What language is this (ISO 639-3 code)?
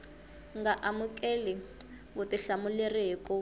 tso